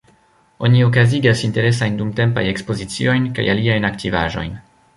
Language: Esperanto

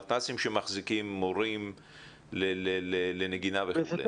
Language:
Hebrew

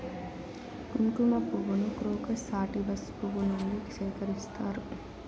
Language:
Telugu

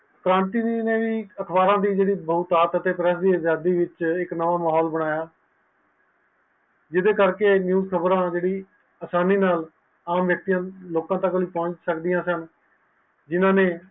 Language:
Punjabi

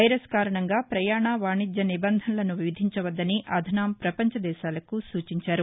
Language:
Telugu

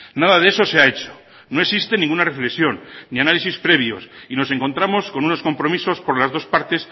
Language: Spanish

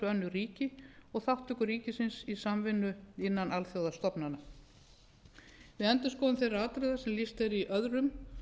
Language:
Icelandic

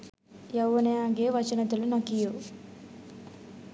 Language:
Sinhala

